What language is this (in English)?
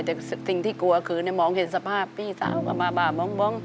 Thai